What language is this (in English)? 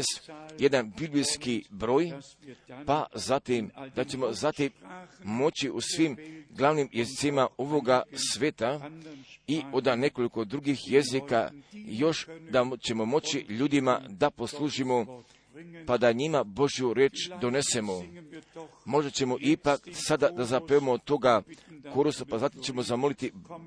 Croatian